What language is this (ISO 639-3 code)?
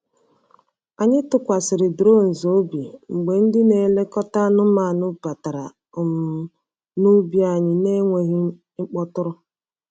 ibo